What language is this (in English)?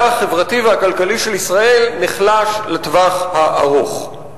Hebrew